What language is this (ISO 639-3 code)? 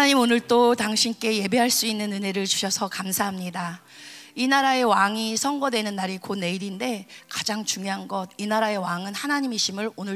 kor